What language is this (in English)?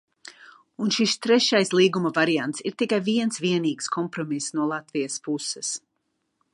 Latvian